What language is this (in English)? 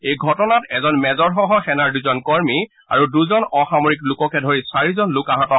Assamese